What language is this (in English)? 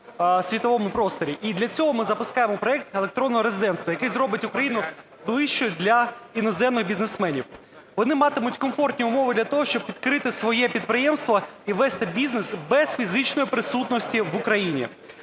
Ukrainian